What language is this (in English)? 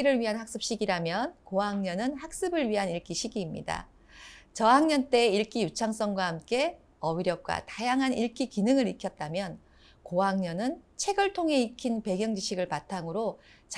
Korean